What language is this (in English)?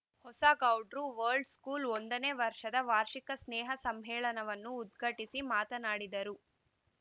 Kannada